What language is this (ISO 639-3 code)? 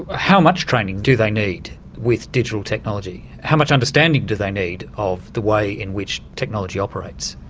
eng